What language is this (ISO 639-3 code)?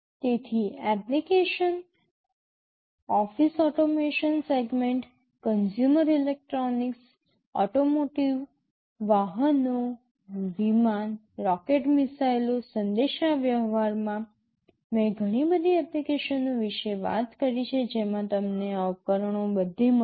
guj